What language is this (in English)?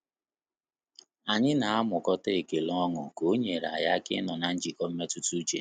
Igbo